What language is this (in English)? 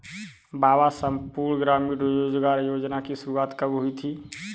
Hindi